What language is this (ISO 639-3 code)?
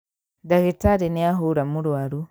kik